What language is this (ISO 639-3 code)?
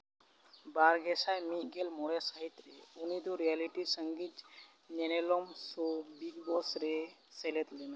sat